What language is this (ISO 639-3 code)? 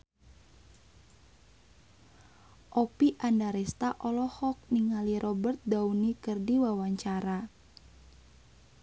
sun